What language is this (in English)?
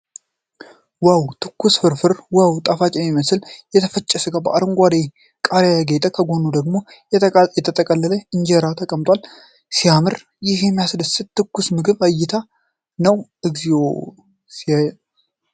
Amharic